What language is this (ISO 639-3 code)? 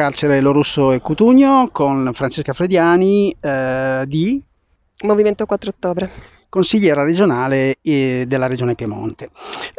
ita